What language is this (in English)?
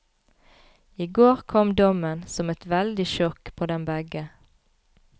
Norwegian